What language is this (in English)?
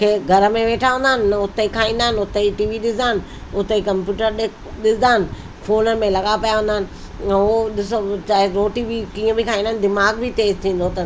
Sindhi